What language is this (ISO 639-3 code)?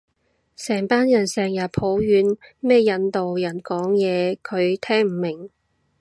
yue